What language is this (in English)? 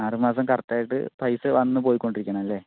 Malayalam